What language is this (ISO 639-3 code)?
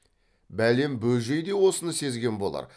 kaz